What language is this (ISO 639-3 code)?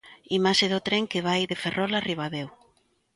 glg